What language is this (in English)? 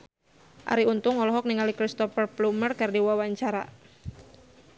Sundanese